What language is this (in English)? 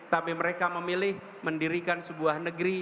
Indonesian